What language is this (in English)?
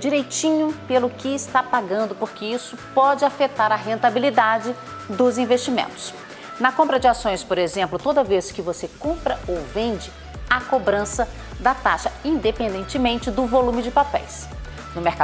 Portuguese